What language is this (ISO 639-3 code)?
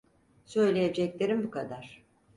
tur